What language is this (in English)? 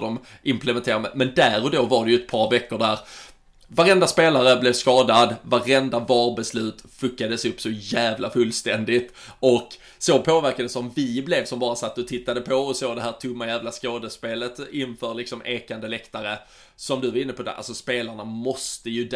Swedish